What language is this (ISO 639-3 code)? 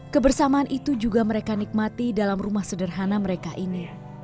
ind